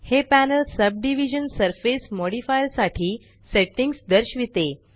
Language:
Marathi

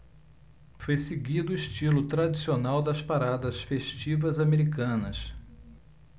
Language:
Portuguese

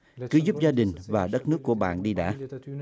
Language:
Vietnamese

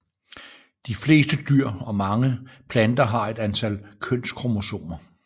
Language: Danish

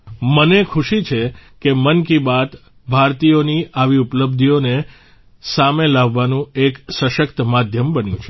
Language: Gujarati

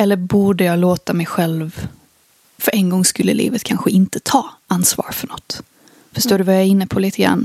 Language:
Swedish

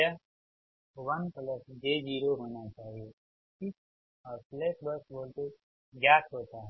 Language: Hindi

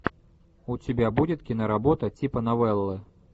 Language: Russian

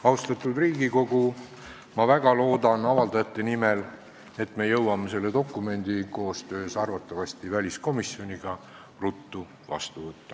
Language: Estonian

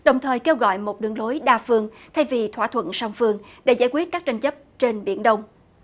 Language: Vietnamese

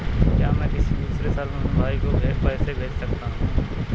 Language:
Hindi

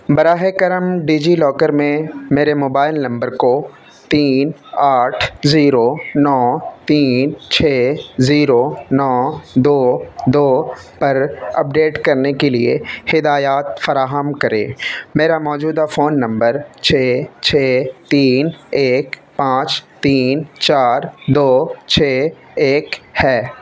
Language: Urdu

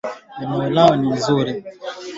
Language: Swahili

